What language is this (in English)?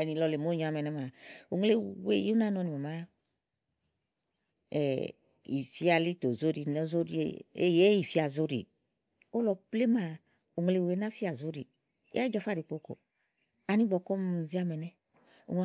Igo